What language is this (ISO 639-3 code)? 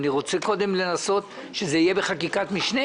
heb